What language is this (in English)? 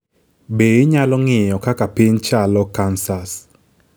Luo (Kenya and Tanzania)